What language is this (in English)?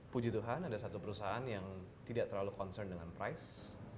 Indonesian